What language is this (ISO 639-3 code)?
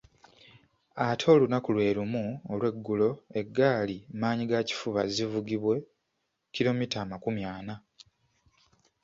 lug